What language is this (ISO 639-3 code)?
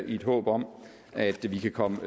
dan